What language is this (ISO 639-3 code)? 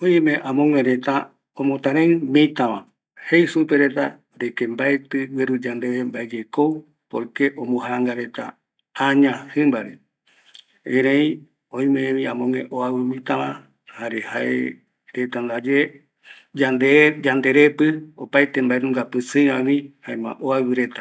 gui